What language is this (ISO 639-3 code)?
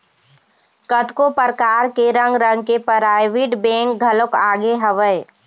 hne